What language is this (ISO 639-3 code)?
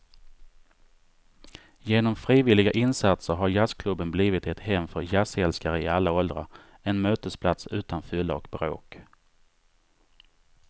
swe